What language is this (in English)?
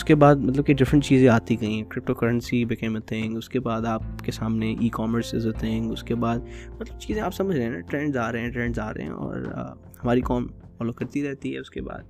Urdu